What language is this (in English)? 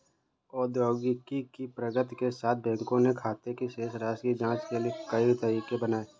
Hindi